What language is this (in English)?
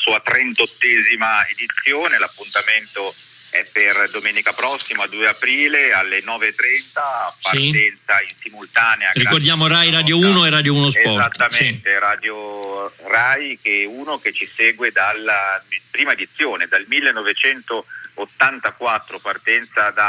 Italian